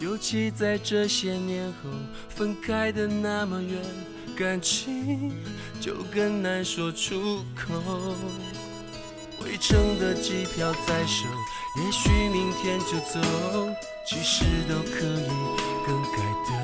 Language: Chinese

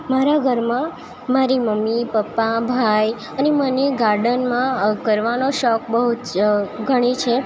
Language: Gujarati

